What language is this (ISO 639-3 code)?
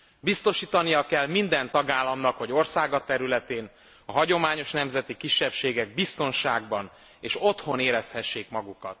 hun